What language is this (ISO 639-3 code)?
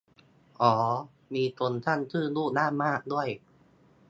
tha